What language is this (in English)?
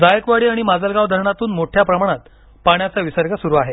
Marathi